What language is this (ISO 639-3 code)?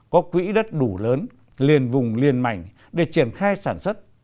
vie